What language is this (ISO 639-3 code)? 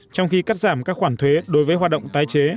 vie